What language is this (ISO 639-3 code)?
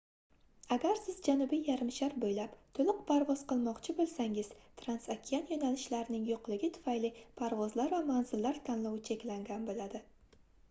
uzb